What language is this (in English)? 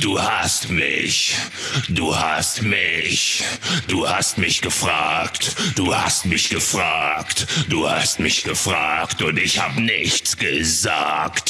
German